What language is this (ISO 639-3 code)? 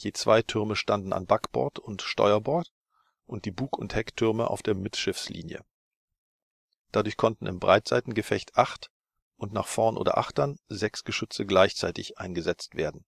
deu